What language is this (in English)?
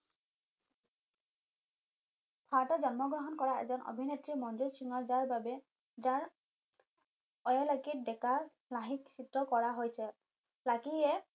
Assamese